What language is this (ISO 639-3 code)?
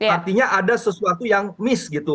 ind